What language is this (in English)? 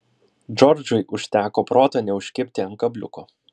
Lithuanian